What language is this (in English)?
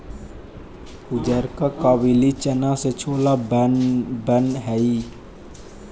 Magahi